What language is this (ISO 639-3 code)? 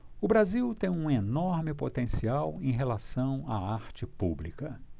por